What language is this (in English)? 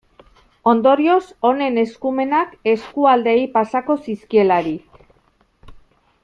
Basque